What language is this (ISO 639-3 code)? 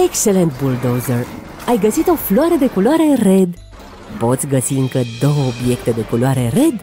ron